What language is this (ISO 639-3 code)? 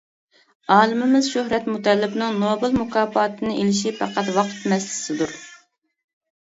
uig